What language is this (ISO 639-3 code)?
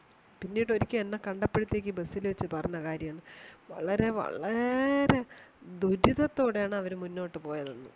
mal